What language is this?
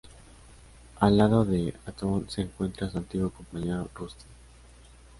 Spanish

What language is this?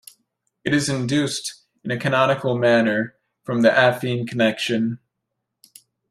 English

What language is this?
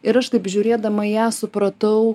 Lithuanian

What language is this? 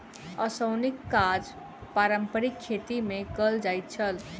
Maithili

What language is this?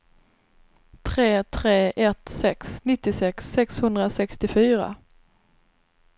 Swedish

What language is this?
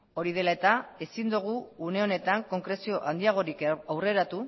Basque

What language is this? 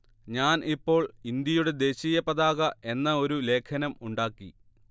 Malayalam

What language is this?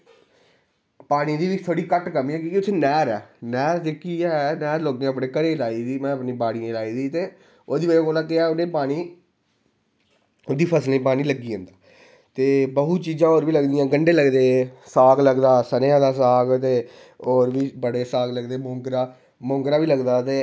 Dogri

